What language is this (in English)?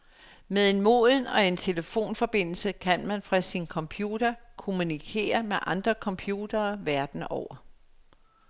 Danish